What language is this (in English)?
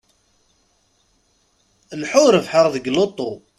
Kabyle